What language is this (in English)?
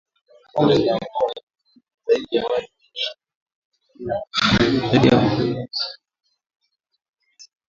Swahili